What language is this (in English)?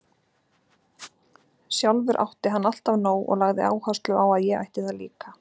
Icelandic